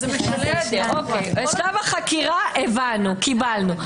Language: Hebrew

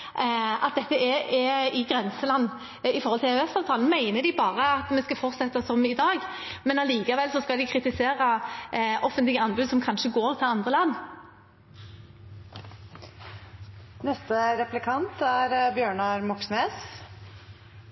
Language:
Norwegian Bokmål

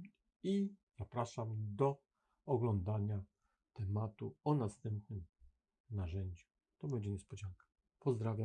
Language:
Polish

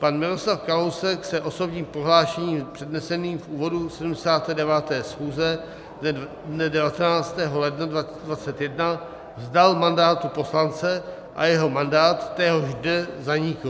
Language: Czech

